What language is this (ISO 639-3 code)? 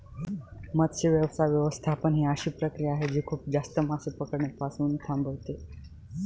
mar